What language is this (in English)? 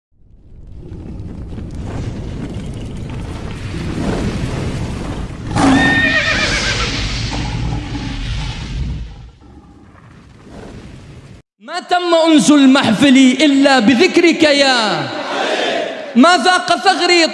Arabic